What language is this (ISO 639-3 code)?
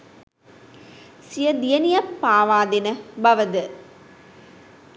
sin